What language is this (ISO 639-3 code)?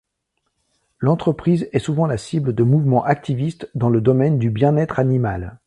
fra